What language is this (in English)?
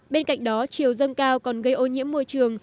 Vietnamese